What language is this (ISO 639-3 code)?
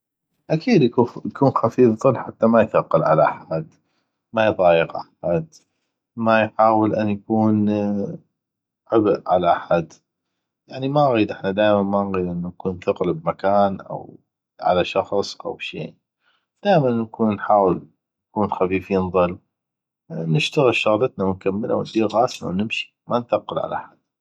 ayp